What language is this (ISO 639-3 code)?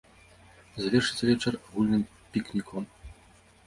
bel